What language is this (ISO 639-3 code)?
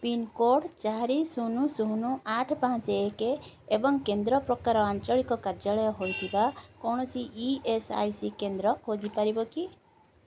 ori